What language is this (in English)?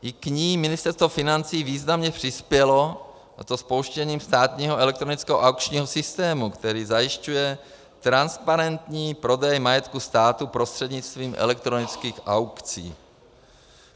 Czech